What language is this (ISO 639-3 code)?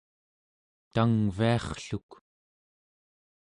esu